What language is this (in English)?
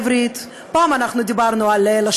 Hebrew